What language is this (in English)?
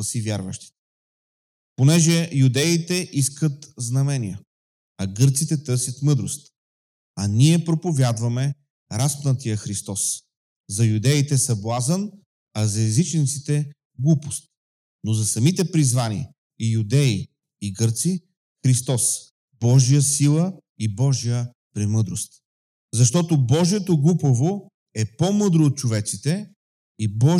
Bulgarian